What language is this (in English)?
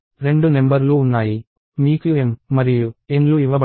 Telugu